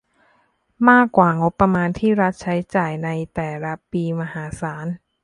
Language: Thai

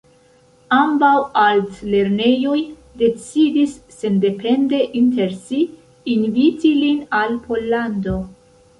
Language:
Esperanto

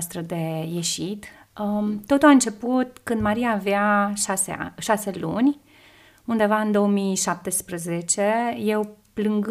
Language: Romanian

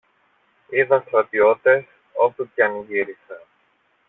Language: Greek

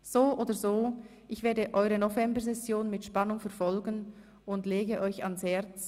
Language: Swiss German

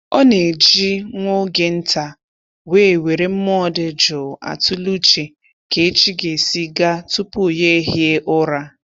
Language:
Igbo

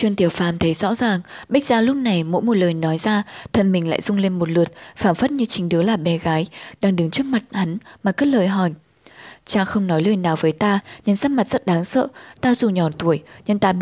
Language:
Vietnamese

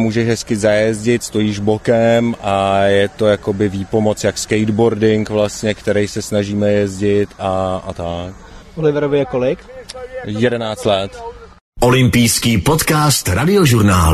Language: Czech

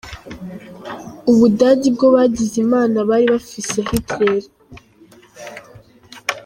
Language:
Kinyarwanda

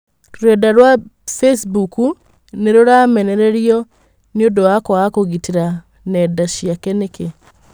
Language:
Kikuyu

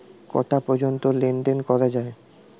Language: Bangla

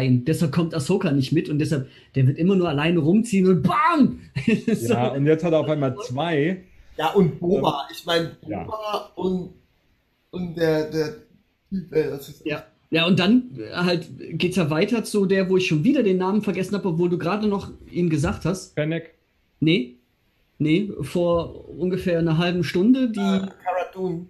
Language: German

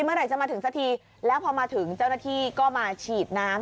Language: Thai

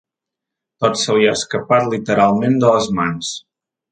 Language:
Catalan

